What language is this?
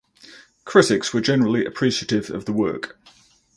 English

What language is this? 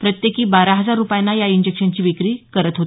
Marathi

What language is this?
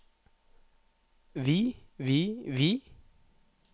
Norwegian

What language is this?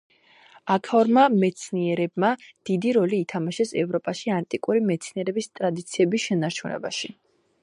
Georgian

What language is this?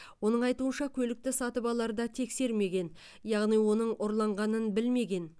Kazakh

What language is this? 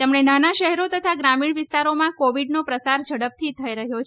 Gujarati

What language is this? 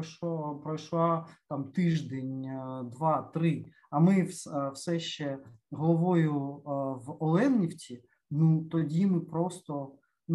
Ukrainian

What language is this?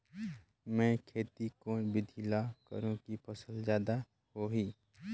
Chhattisgarhi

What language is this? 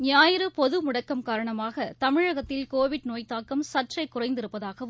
Tamil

